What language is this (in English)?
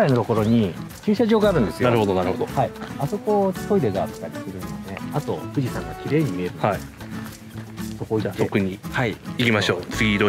Japanese